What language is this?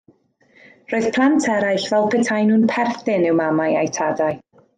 Welsh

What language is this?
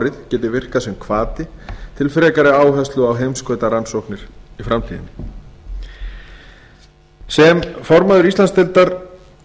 Icelandic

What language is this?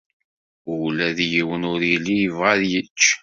Kabyle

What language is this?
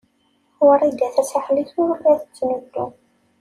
Kabyle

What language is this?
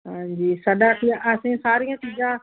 Punjabi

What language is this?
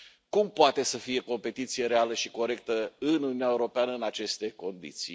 Romanian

